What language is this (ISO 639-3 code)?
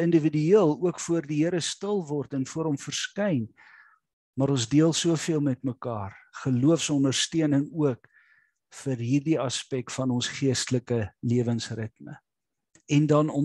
nld